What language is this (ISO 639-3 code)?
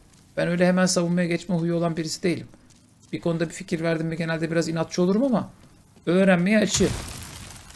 tur